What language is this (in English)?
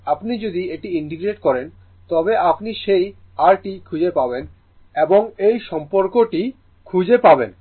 Bangla